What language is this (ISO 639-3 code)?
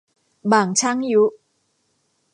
tha